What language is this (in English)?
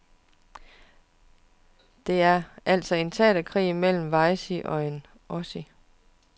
Danish